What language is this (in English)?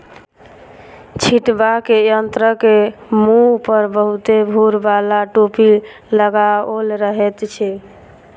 Maithili